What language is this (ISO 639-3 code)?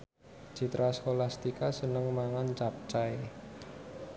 jav